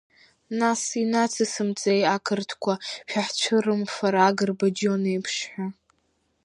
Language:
Abkhazian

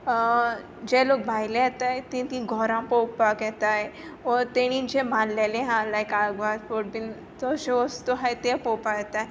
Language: Konkani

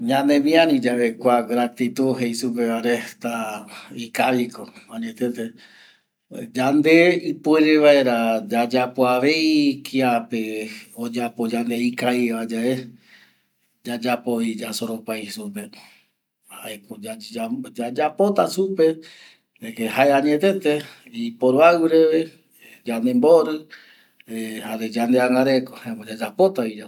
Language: Eastern Bolivian Guaraní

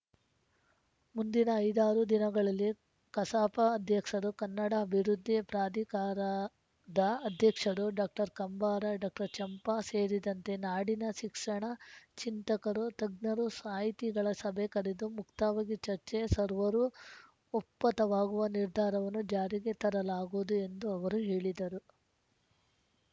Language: Kannada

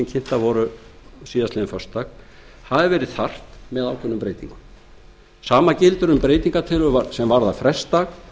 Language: Icelandic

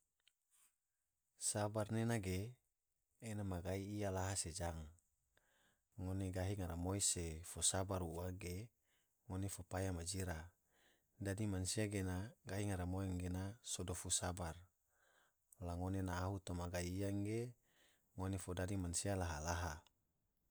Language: Tidore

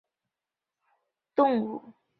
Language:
Chinese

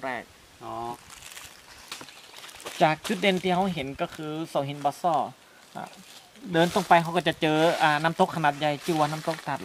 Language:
Thai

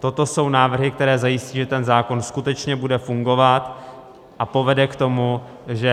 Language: Czech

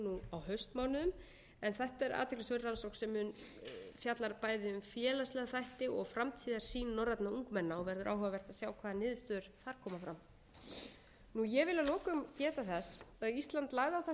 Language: Icelandic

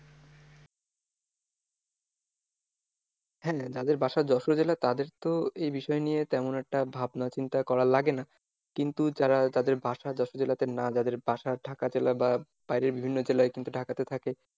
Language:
Bangla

